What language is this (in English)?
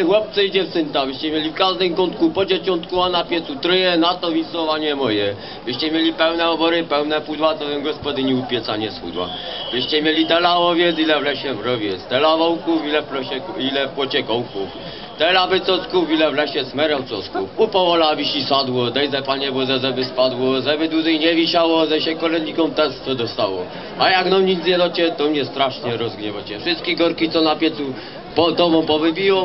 Polish